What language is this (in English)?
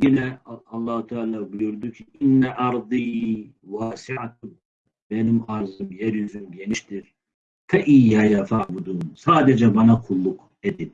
Turkish